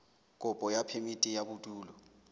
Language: Southern Sotho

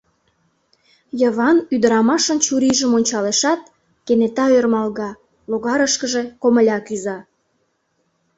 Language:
Mari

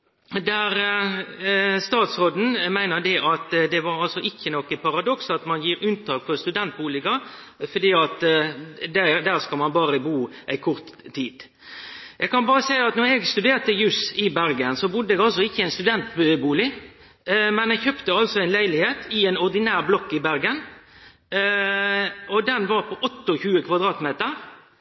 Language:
Norwegian Nynorsk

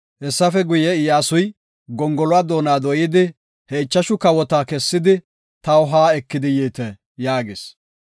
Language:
Gofa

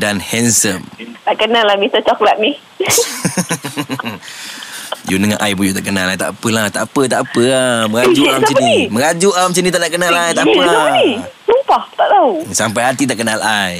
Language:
Malay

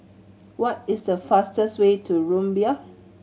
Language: English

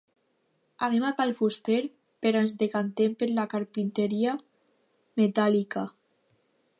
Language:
Catalan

